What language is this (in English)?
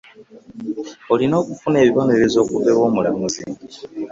Ganda